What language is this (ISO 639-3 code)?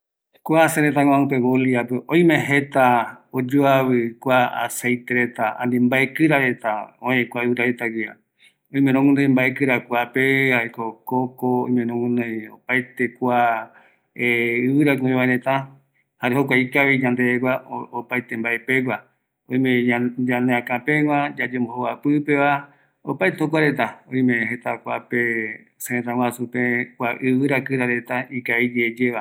gui